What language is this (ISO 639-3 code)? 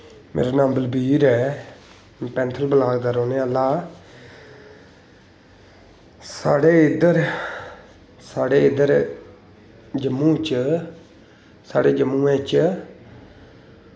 doi